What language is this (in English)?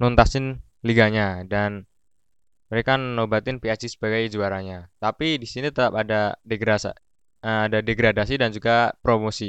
Indonesian